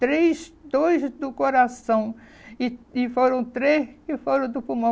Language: Portuguese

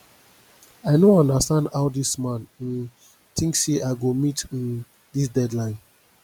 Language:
Nigerian Pidgin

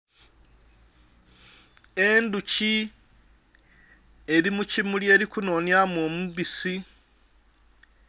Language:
Soga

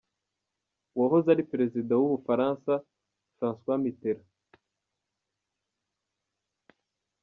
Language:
Kinyarwanda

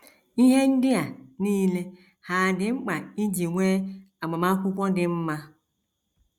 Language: Igbo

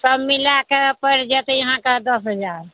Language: Maithili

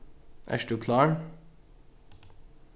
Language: Faroese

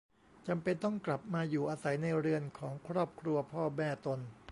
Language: Thai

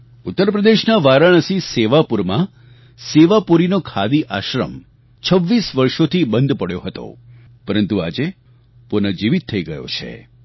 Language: Gujarati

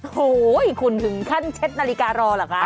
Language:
Thai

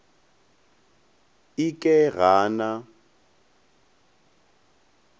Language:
Northern Sotho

